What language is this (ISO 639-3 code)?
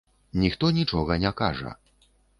bel